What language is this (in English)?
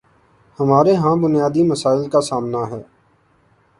Urdu